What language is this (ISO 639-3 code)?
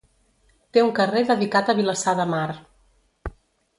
cat